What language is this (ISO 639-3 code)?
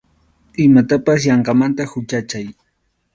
qxu